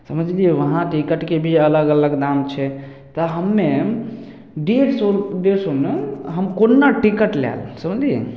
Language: Maithili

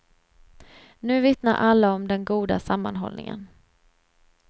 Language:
Swedish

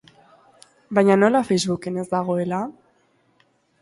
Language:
Basque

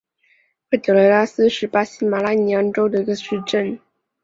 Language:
Chinese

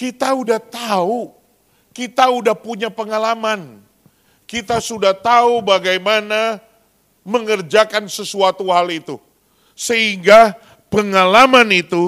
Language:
Indonesian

